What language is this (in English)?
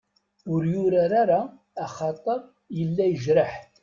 Kabyle